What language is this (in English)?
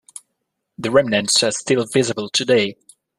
English